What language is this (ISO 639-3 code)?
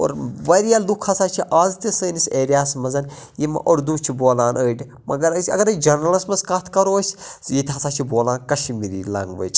kas